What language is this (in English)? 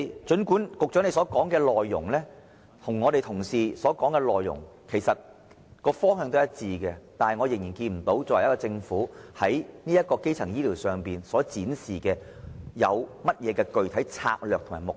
Cantonese